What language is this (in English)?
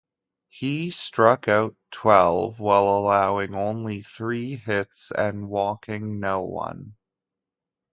English